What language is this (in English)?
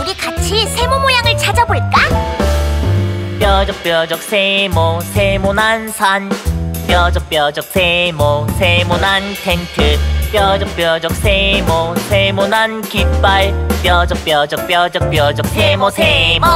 Korean